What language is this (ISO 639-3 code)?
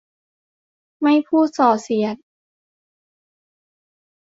tha